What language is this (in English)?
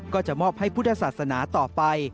Thai